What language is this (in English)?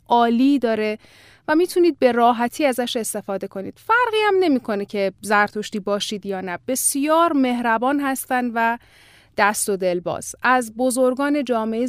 Persian